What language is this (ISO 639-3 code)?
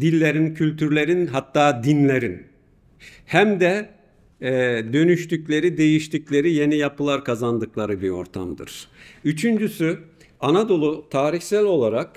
tur